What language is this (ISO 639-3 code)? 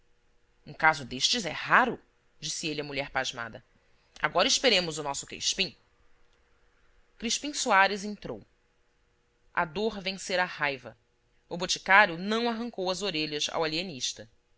por